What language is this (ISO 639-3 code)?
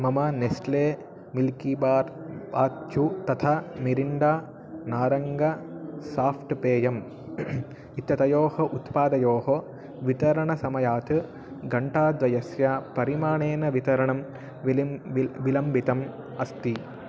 san